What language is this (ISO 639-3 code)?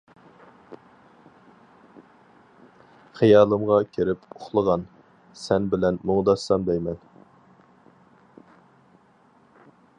uig